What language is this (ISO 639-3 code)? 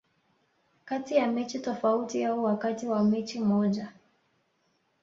swa